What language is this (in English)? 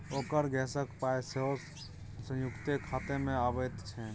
Maithili